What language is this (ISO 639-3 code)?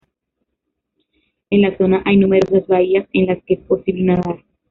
spa